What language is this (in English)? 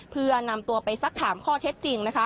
Thai